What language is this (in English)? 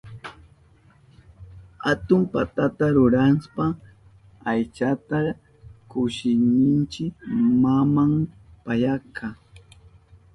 Southern Pastaza Quechua